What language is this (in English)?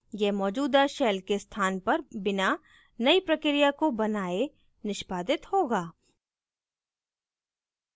Hindi